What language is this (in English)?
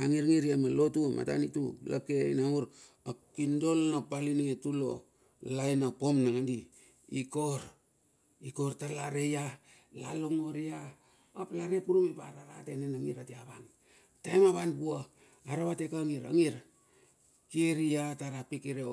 Bilur